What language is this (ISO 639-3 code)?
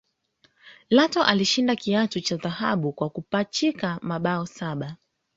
swa